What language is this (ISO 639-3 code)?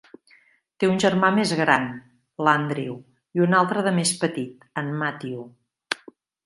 cat